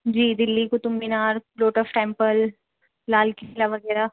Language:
Urdu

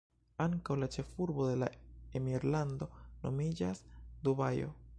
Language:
Esperanto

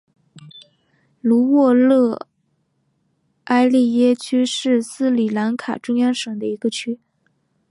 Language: Chinese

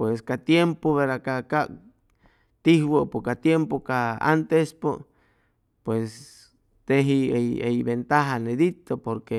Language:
Chimalapa Zoque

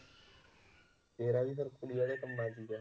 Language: Punjabi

